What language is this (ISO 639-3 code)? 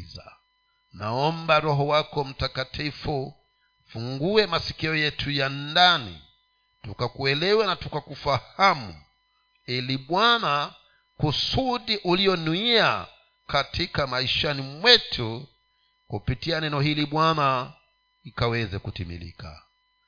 swa